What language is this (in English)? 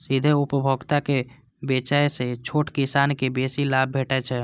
Maithili